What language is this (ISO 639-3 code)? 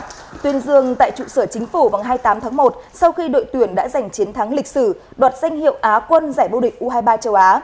vie